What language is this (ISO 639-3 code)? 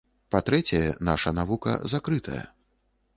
bel